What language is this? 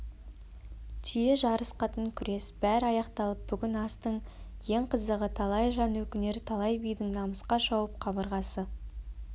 Kazakh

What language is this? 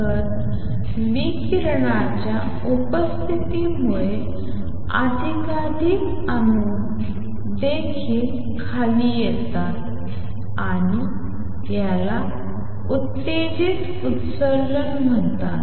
Marathi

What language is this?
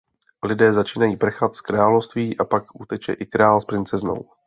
Czech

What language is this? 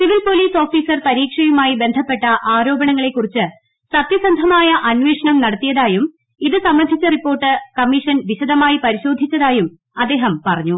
Malayalam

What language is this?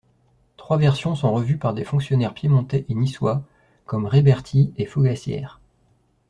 French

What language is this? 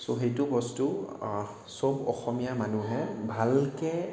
Assamese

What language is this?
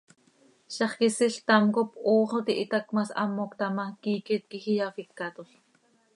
Seri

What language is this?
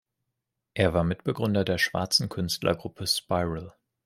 German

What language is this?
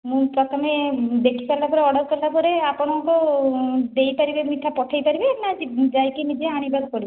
Odia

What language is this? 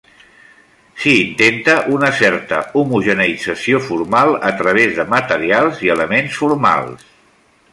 Catalan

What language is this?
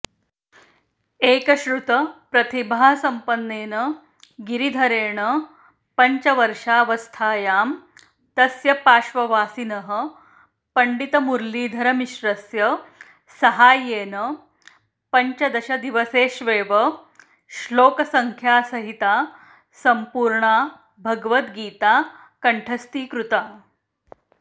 Sanskrit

